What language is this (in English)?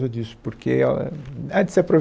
Portuguese